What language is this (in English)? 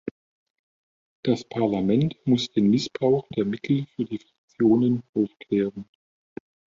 German